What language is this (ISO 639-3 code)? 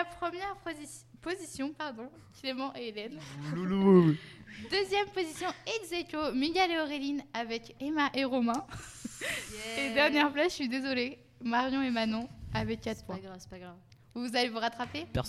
fra